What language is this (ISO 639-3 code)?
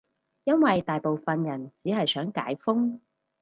yue